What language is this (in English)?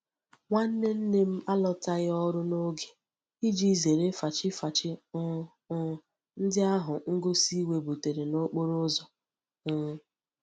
Igbo